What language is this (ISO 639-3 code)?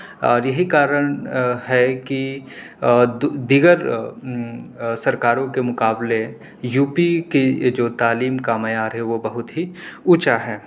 urd